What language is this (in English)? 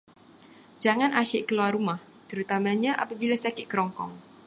Malay